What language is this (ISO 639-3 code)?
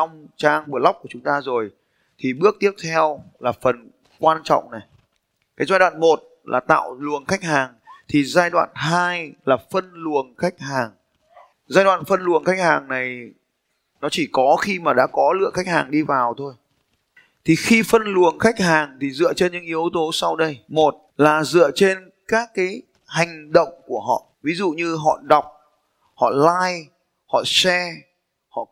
vie